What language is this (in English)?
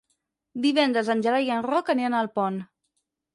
Catalan